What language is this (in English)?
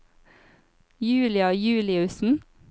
Norwegian